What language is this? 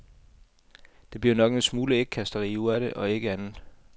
Danish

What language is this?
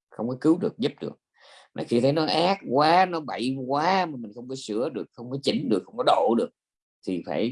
Vietnamese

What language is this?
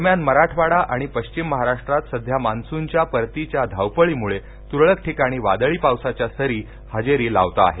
Marathi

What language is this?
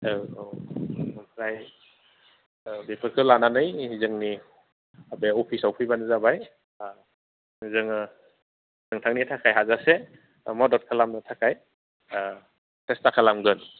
Bodo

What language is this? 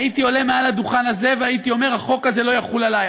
Hebrew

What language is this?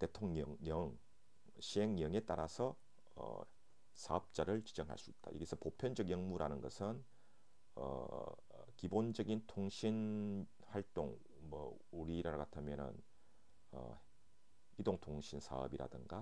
Korean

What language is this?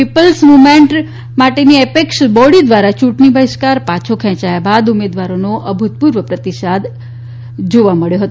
Gujarati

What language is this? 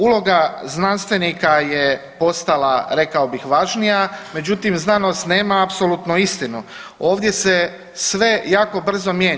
Croatian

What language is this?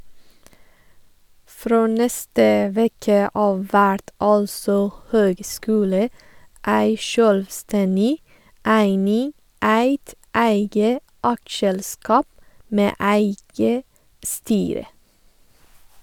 Norwegian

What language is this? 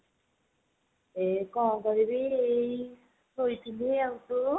Odia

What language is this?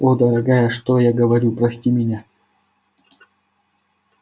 Russian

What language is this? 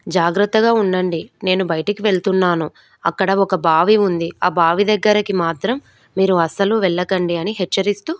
Telugu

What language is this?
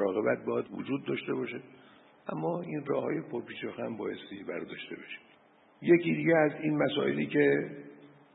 Persian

